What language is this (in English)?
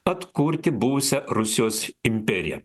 Lithuanian